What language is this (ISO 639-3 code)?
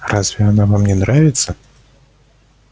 rus